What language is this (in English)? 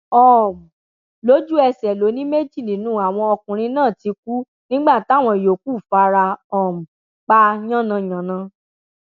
Yoruba